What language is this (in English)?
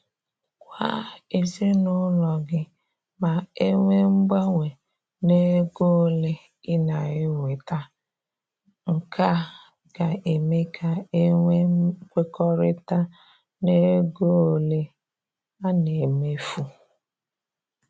Igbo